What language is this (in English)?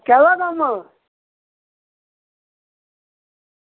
Dogri